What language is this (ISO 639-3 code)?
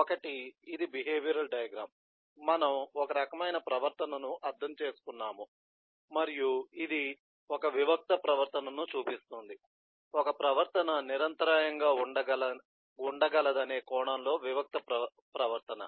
tel